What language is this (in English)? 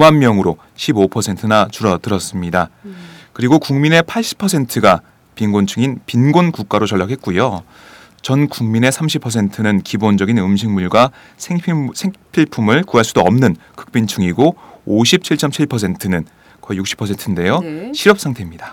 Korean